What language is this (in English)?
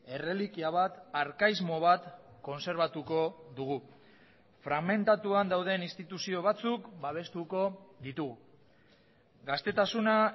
Basque